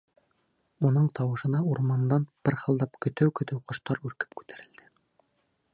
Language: Bashkir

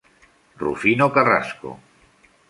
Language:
Spanish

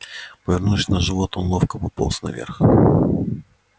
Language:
Russian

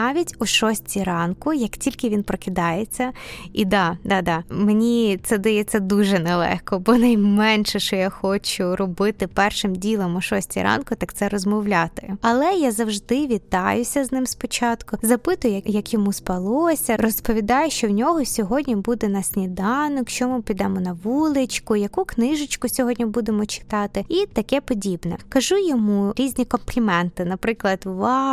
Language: Ukrainian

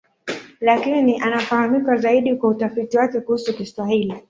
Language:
Swahili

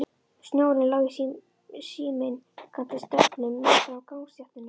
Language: Icelandic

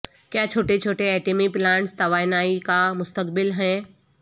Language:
Urdu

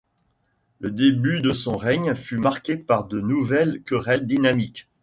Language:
French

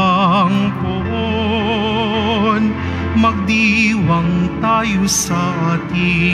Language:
Filipino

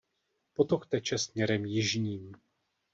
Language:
Czech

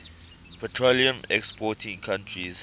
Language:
English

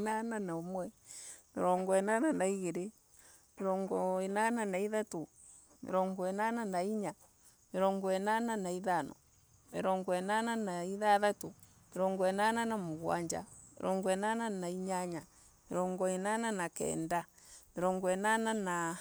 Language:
Embu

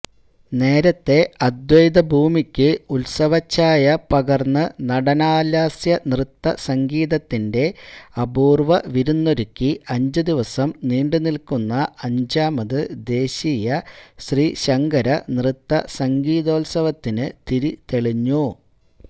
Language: Malayalam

